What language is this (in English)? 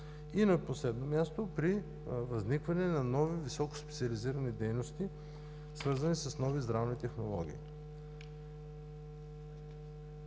Bulgarian